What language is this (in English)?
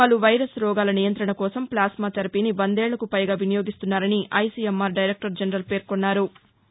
Telugu